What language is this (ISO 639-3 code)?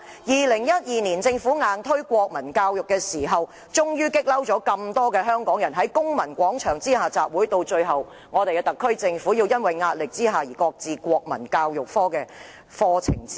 yue